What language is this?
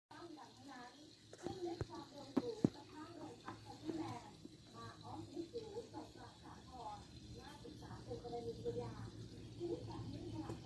Thai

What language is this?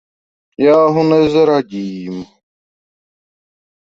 Czech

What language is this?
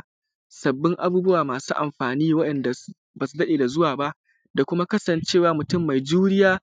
Hausa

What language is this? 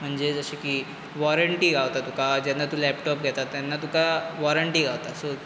Konkani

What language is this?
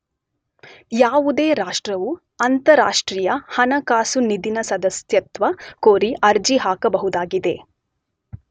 Kannada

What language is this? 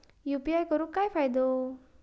Marathi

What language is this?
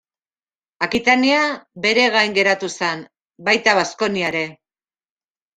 Basque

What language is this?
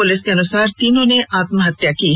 Hindi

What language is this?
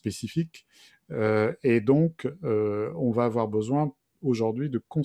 French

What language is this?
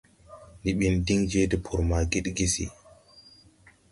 Tupuri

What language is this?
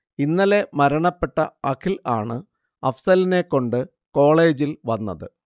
Malayalam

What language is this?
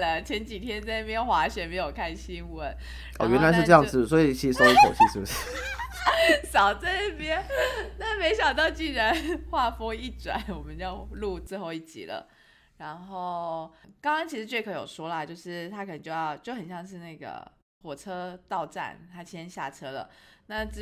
Chinese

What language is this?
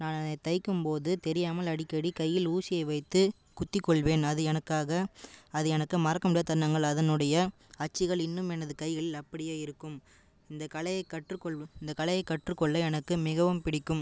Tamil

